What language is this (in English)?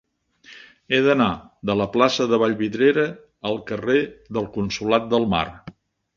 Catalan